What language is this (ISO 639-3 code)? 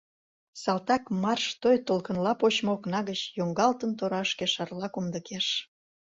chm